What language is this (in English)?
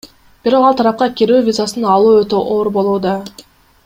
Kyrgyz